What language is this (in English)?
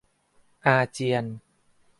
Thai